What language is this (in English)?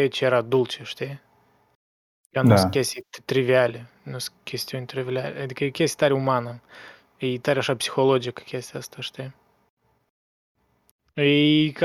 Romanian